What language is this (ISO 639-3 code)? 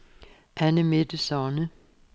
dan